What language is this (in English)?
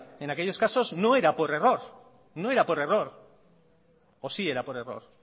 Spanish